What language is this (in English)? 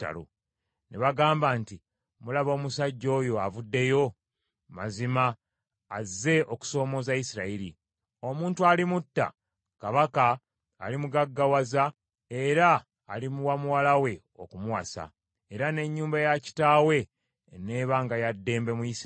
Ganda